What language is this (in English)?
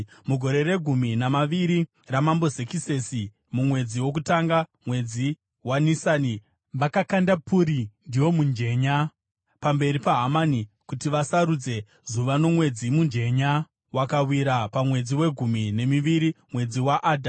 Shona